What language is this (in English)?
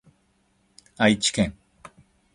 Japanese